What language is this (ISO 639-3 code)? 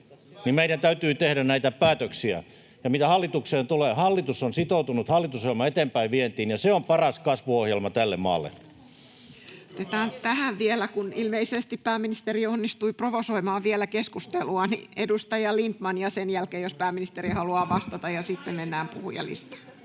fin